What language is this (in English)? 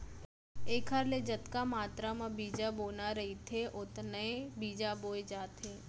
Chhattisgarhi